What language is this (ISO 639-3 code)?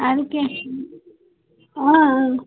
kas